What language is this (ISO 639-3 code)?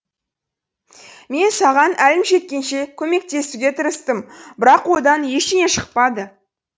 kaz